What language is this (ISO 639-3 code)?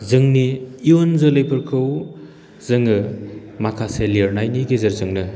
brx